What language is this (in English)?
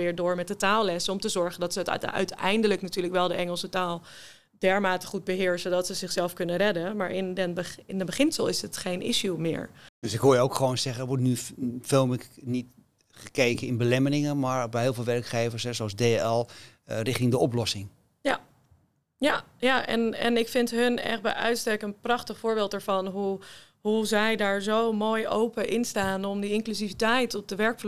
Dutch